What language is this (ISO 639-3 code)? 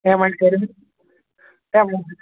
kas